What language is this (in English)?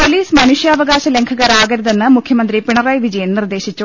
Malayalam